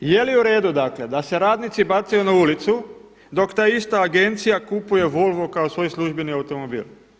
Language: Croatian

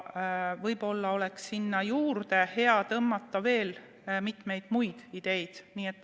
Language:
Estonian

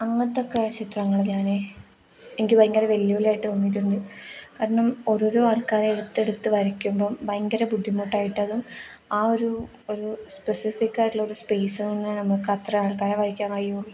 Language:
Malayalam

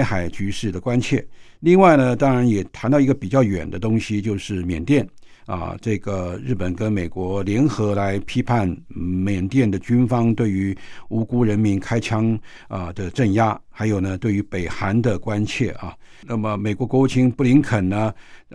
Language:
Chinese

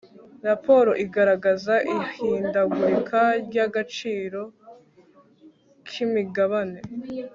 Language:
Kinyarwanda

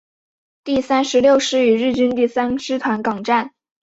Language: Chinese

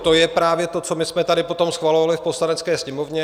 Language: Czech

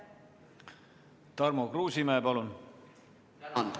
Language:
Estonian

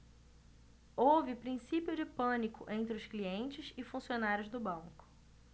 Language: Portuguese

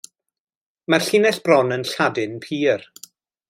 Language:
Welsh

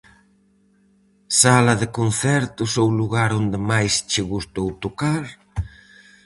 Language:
Galician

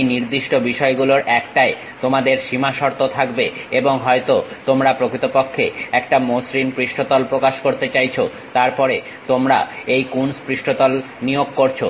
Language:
Bangla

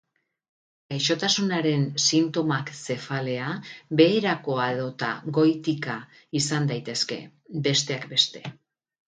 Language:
Basque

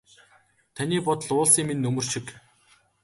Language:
Mongolian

